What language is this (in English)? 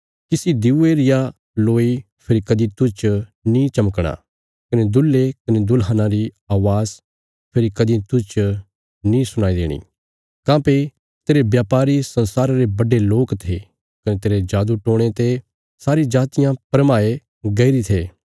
Bilaspuri